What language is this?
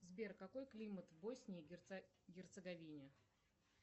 Russian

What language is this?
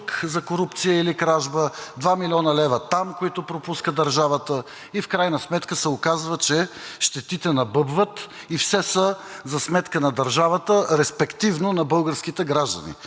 Bulgarian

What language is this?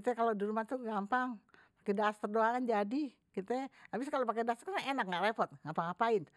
Betawi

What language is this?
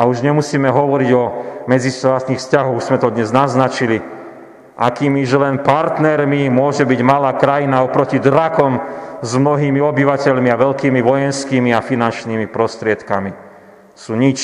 Slovak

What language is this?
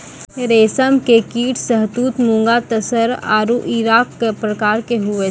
Maithili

